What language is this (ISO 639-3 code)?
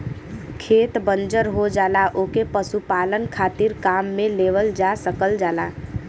bho